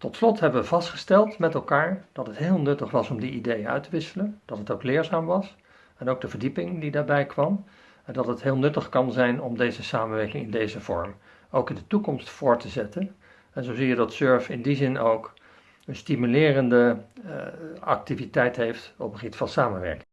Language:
Dutch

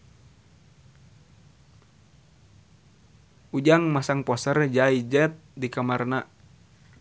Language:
Sundanese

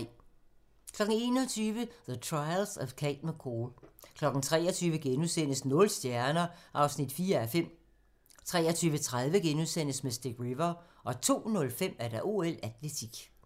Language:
Danish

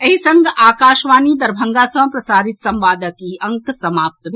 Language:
Maithili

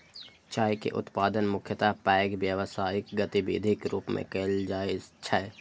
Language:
Maithili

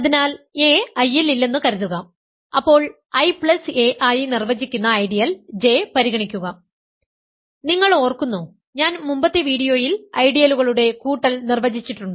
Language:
Malayalam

